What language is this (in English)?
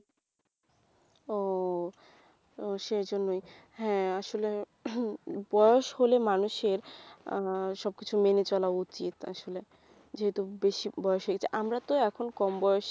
Bangla